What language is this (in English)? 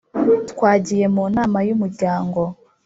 Kinyarwanda